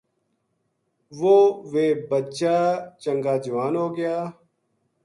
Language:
Gujari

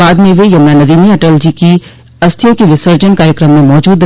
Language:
Hindi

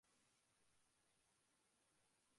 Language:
Bangla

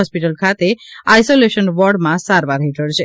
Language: Gujarati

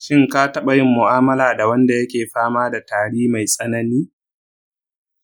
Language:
Hausa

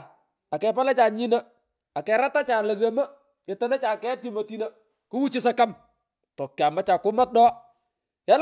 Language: Pökoot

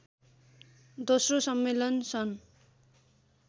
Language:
Nepali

